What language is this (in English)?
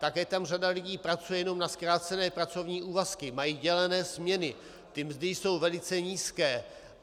Czech